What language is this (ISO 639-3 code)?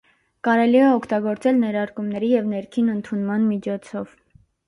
hye